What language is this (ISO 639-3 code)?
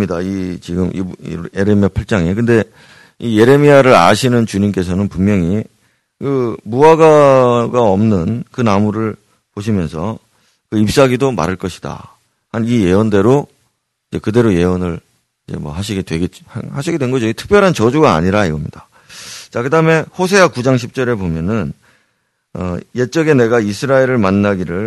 kor